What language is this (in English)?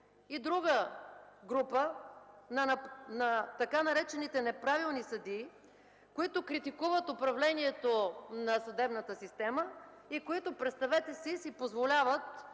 Bulgarian